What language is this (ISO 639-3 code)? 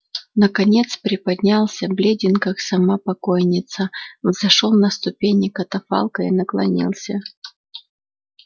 rus